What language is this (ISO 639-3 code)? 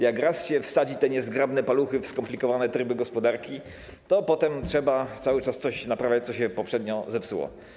pol